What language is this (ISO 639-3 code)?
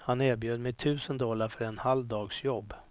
swe